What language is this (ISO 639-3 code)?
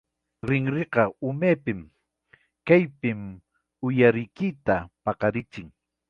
quy